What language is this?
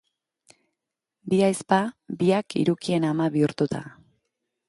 Basque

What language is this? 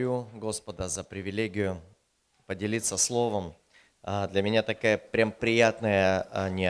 Russian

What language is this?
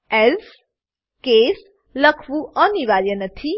Gujarati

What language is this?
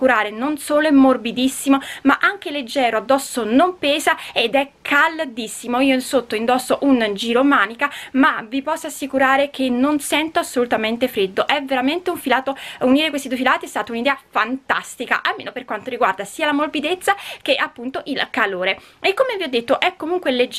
Italian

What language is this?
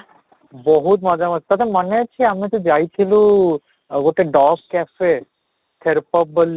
Odia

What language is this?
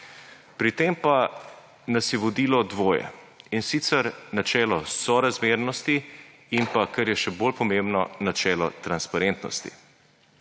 Slovenian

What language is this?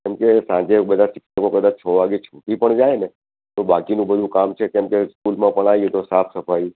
Gujarati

